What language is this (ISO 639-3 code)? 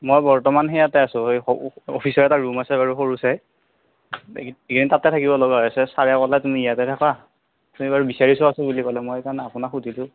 asm